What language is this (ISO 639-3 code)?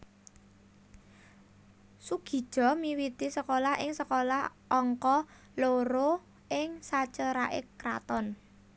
jav